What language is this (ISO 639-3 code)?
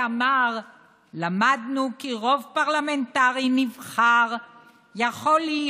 heb